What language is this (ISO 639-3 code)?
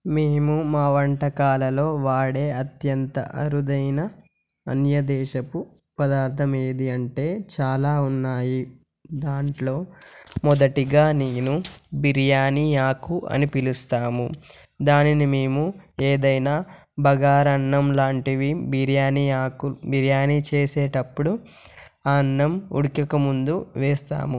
tel